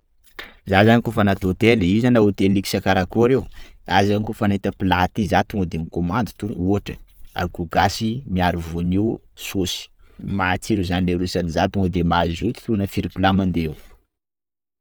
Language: Sakalava Malagasy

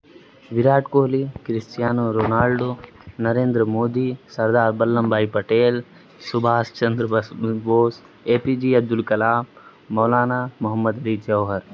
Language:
Urdu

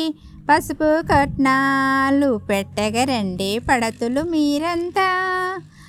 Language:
Telugu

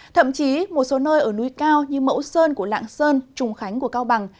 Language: Vietnamese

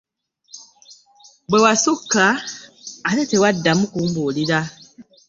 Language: Ganda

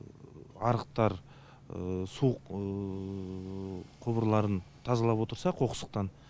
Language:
Kazakh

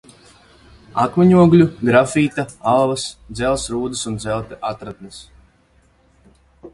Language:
Latvian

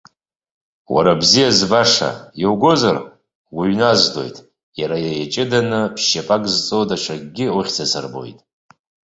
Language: Abkhazian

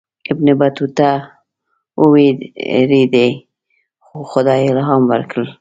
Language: Pashto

